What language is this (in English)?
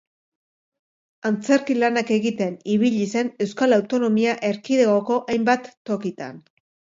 Basque